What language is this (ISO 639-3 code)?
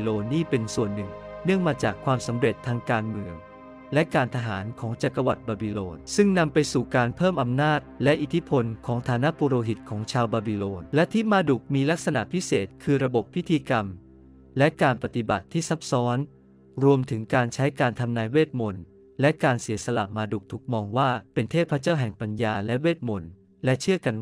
tha